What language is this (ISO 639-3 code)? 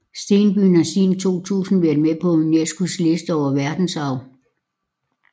dan